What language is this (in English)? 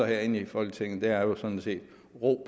Danish